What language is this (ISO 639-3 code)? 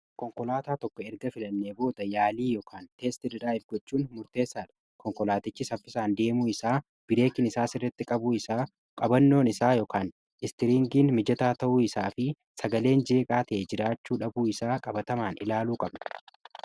orm